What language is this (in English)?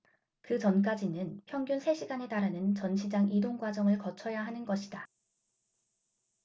Korean